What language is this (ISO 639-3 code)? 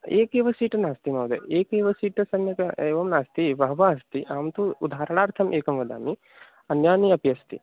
san